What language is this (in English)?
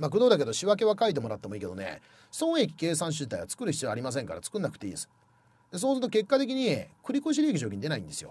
Japanese